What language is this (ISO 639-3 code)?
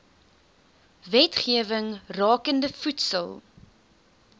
afr